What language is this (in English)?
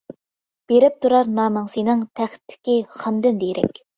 Uyghur